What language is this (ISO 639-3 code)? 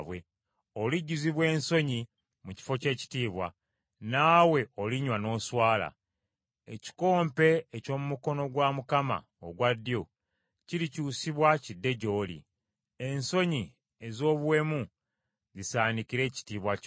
lug